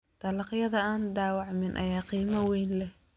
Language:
Somali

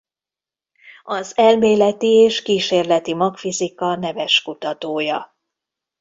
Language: Hungarian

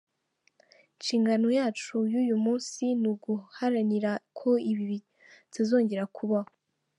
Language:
Kinyarwanda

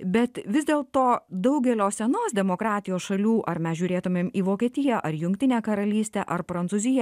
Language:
Lithuanian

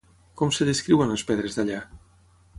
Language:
Catalan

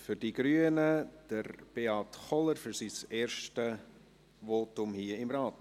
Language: Swiss German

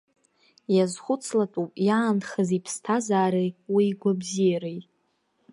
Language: Abkhazian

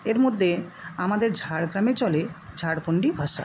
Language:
Bangla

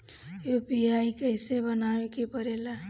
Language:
Bhojpuri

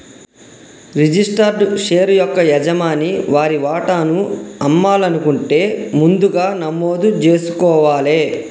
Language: Telugu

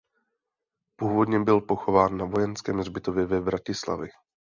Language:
Czech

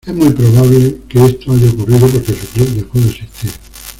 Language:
Spanish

